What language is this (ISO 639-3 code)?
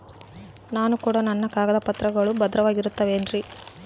kan